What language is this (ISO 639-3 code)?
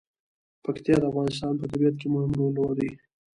pus